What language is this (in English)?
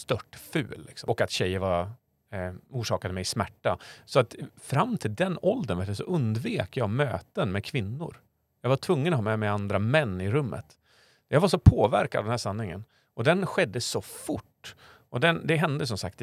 Swedish